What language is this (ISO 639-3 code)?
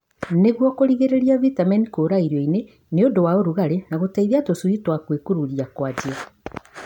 kik